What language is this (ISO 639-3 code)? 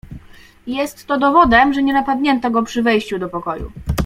pol